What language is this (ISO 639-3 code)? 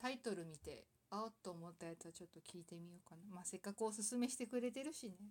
jpn